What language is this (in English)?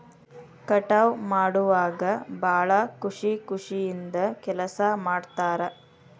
Kannada